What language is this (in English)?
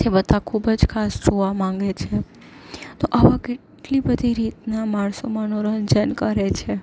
Gujarati